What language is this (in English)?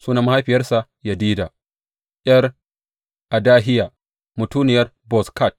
Hausa